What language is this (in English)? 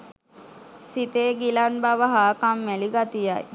Sinhala